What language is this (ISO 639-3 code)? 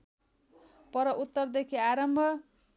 nep